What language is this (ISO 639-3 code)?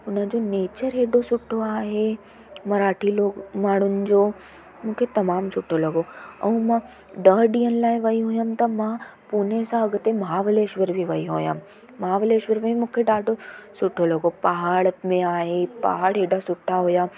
snd